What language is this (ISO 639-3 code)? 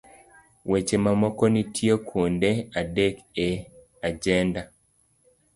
luo